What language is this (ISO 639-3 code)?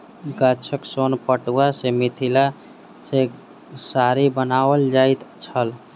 mai